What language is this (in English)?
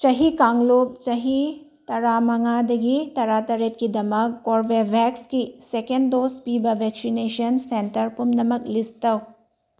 Manipuri